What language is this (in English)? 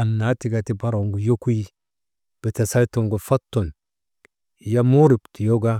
Maba